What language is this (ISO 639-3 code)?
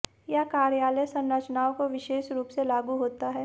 hin